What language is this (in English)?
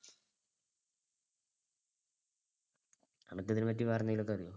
Malayalam